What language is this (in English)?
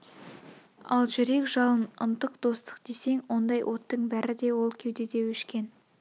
Kazakh